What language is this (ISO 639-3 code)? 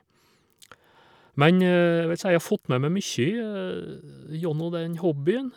nor